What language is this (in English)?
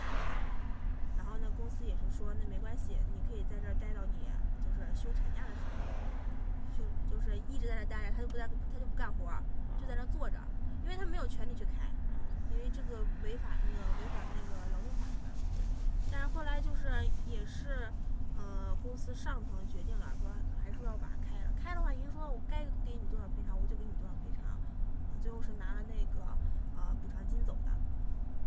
Chinese